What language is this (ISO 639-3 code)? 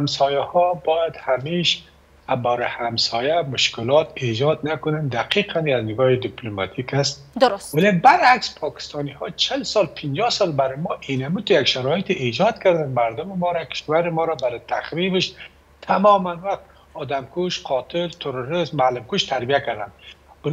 fas